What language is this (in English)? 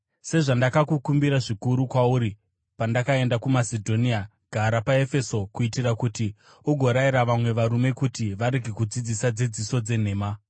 Shona